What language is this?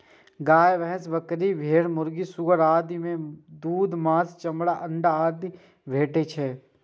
Maithili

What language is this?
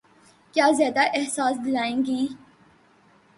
Urdu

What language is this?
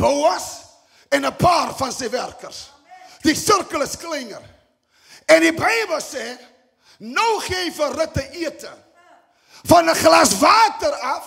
Dutch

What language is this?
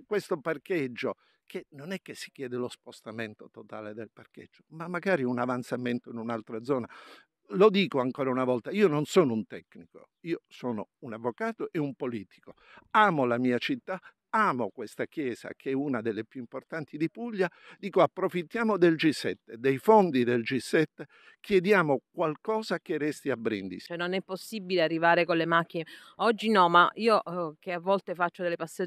Italian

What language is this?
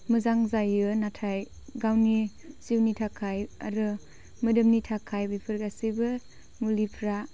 Bodo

